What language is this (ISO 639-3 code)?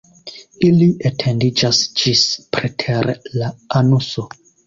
epo